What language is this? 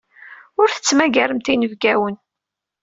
Kabyle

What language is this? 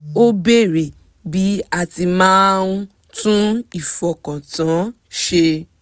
Yoruba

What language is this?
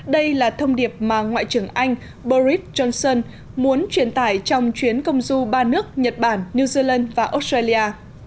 Vietnamese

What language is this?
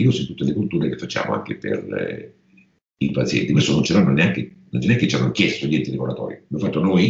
Italian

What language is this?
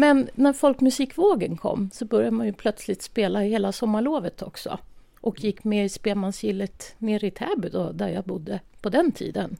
Swedish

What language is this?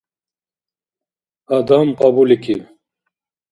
Dargwa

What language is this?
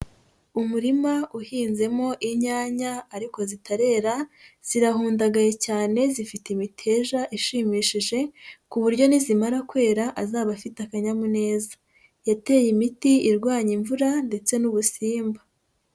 Kinyarwanda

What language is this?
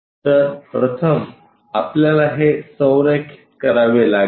Marathi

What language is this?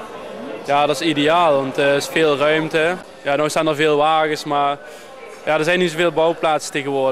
Dutch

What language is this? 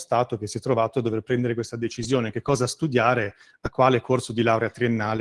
Italian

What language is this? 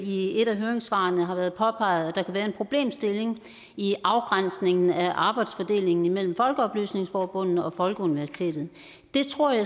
Danish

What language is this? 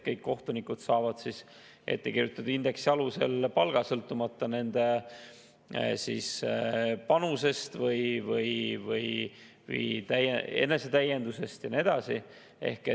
Estonian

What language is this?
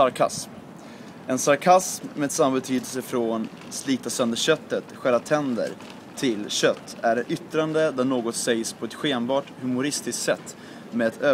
Swedish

